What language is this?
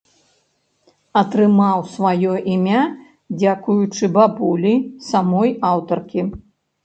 Belarusian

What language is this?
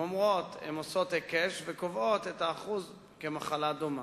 Hebrew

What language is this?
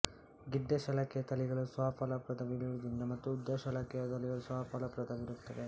Kannada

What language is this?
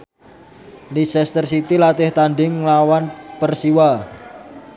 Javanese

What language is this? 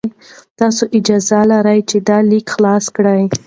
Pashto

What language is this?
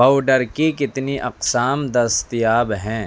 Urdu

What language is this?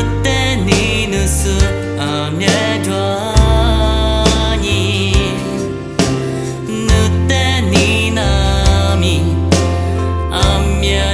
Indonesian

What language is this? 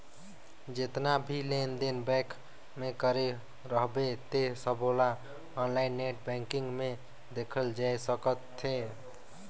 Chhattisgarhi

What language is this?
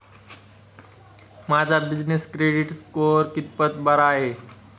Marathi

